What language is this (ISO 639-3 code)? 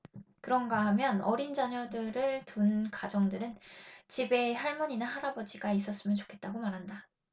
kor